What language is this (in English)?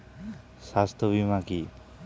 Bangla